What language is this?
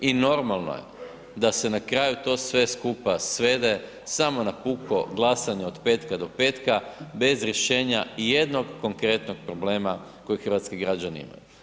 Croatian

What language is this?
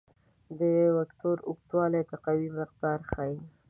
Pashto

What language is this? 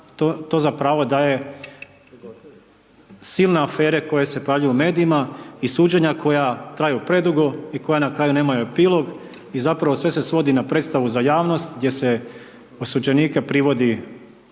Croatian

